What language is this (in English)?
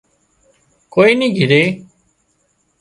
Wadiyara Koli